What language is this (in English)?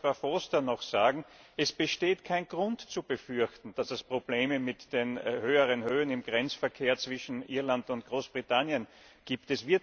German